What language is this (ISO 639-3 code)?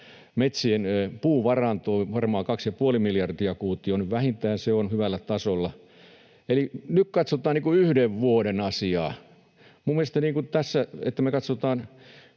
fin